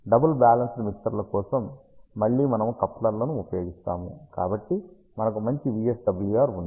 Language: Telugu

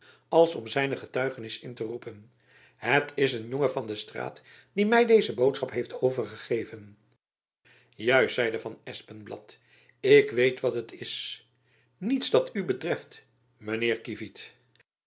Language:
Dutch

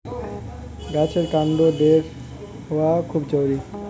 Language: Bangla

